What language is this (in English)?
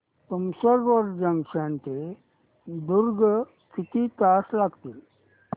Marathi